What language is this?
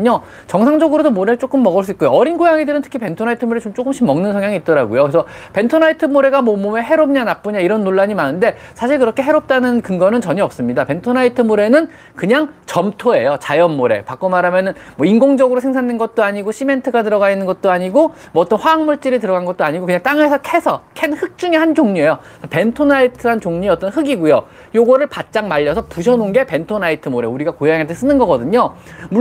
Korean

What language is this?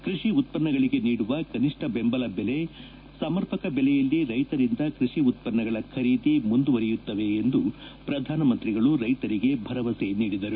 Kannada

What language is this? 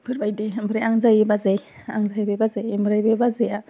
Bodo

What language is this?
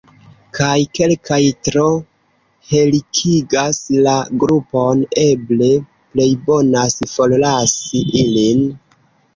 Esperanto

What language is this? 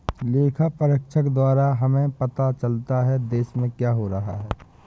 Hindi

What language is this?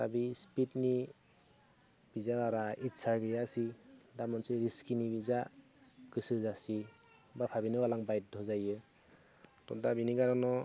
Bodo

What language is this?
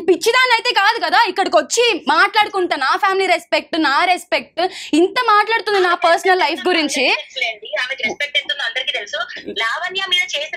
Telugu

